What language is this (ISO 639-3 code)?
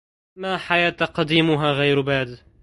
ara